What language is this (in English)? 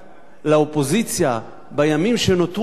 Hebrew